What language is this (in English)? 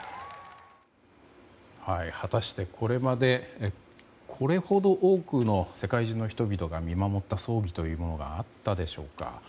Japanese